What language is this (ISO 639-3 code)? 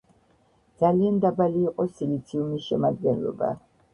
kat